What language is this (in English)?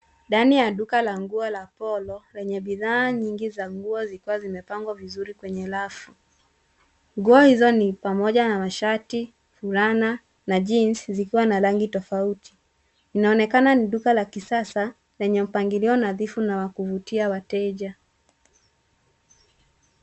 Swahili